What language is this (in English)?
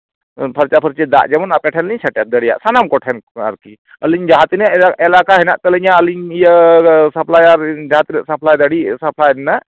Santali